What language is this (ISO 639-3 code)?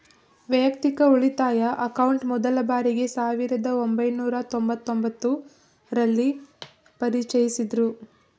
kan